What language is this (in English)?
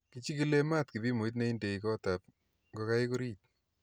Kalenjin